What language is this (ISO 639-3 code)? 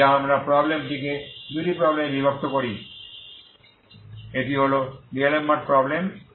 ben